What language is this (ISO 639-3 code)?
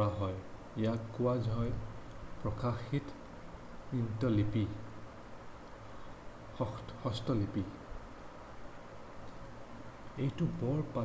asm